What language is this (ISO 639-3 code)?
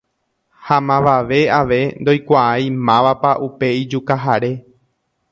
grn